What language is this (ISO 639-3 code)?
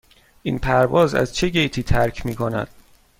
fas